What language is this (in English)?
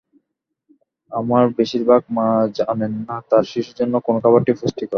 Bangla